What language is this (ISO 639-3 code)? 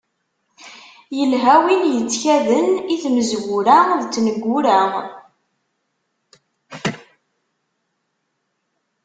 kab